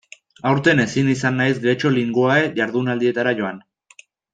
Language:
Basque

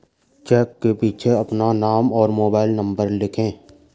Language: Hindi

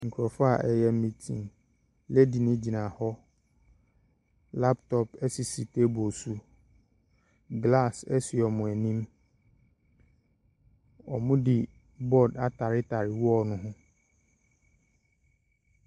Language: Akan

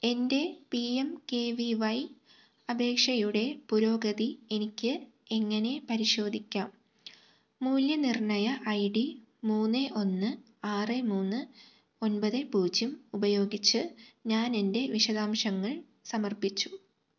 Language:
Malayalam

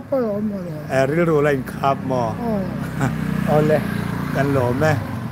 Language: Thai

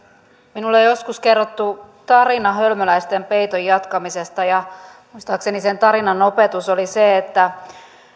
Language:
Finnish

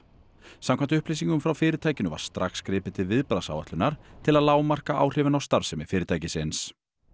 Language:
Icelandic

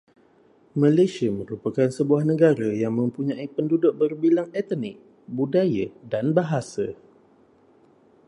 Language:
Malay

